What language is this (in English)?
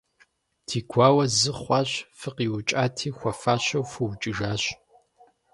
Kabardian